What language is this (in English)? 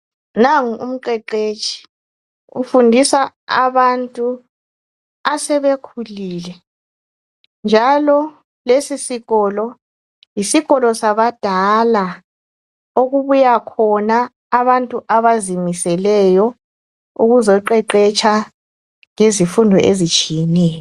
North Ndebele